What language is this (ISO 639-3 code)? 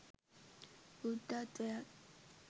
sin